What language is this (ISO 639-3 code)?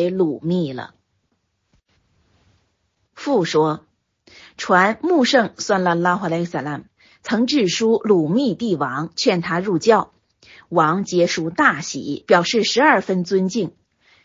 zho